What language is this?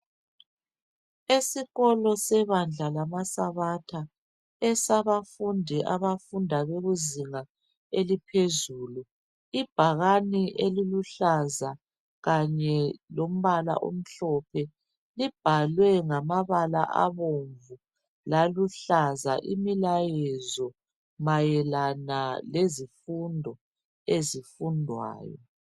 North Ndebele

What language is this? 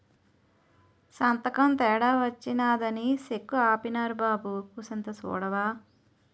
Telugu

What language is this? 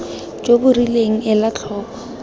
Tswana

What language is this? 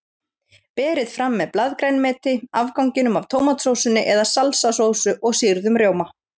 Icelandic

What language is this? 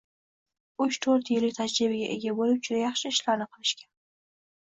Uzbek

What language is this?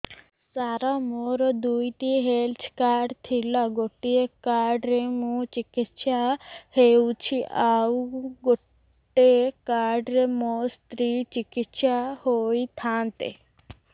Odia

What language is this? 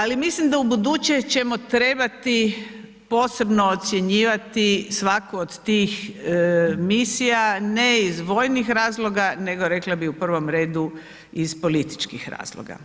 Croatian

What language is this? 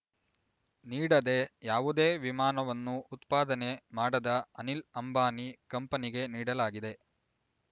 Kannada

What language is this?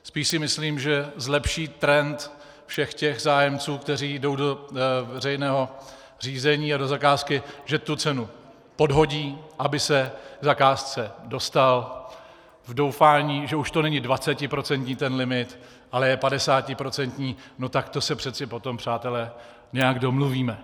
Czech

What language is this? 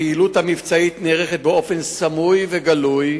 Hebrew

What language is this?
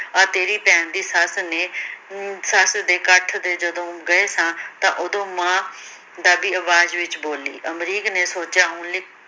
Punjabi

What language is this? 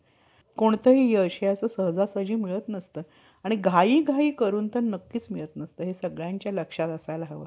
Marathi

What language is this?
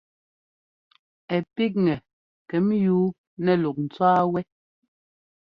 Ngomba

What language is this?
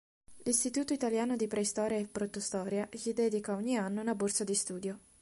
Italian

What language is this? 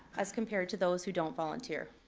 English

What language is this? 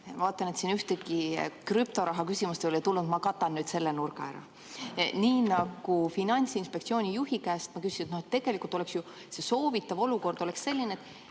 Estonian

